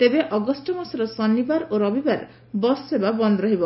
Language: Odia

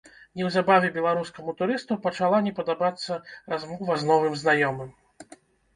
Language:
Belarusian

